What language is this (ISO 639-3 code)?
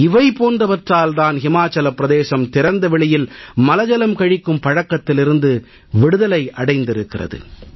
tam